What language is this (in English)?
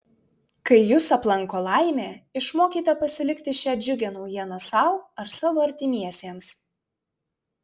Lithuanian